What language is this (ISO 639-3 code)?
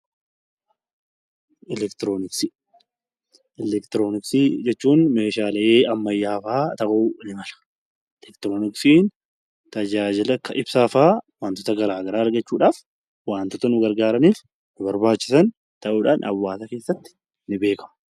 orm